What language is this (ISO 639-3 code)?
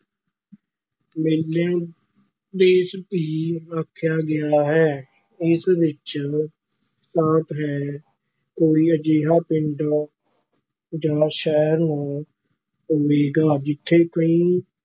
pan